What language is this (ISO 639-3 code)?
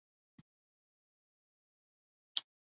zho